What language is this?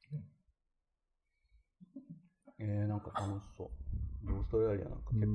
Japanese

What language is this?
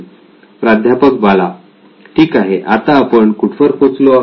Marathi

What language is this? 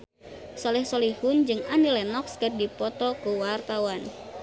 Sundanese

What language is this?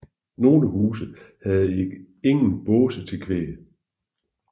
Danish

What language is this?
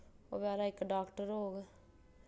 Dogri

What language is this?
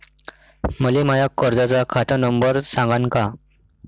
Marathi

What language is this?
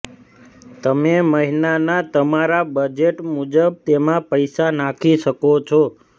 Gujarati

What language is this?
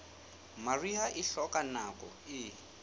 Southern Sotho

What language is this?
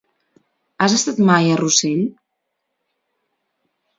Catalan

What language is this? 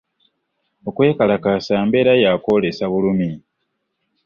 Ganda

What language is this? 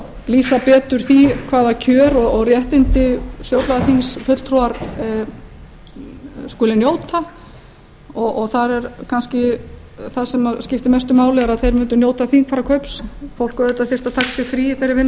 Icelandic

